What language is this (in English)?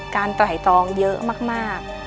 Thai